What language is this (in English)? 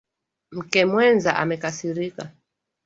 Swahili